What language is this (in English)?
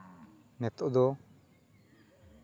Santali